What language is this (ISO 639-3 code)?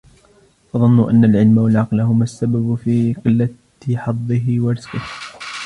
ara